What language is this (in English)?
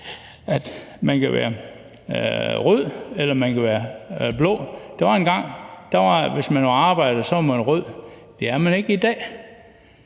Danish